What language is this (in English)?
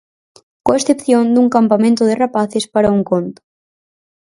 Galician